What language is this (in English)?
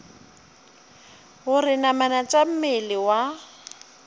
Northern Sotho